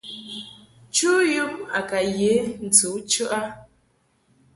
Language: Mungaka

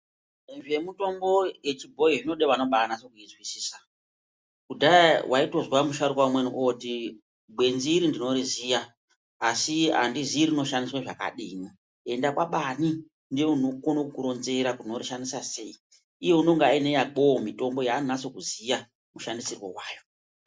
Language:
Ndau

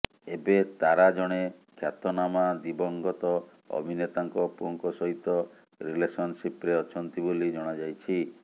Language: Odia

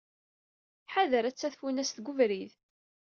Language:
Kabyle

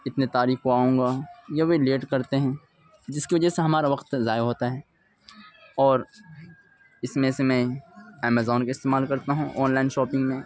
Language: Urdu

